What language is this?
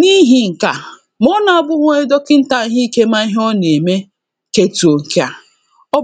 Igbo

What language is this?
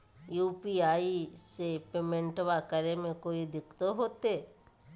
Magahi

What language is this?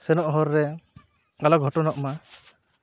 Santali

